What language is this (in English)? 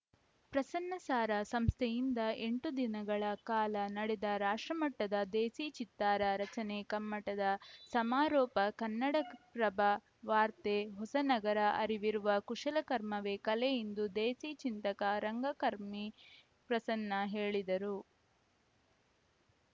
Kannada